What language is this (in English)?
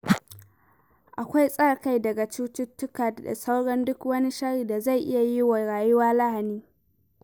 Hausa